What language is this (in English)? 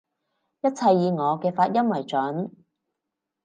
Cantonese